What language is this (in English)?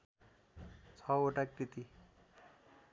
Nepali